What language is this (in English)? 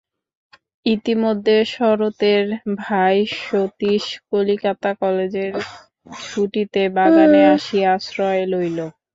Bangla